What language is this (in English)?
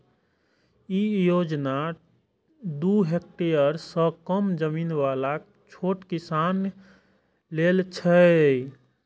Maithili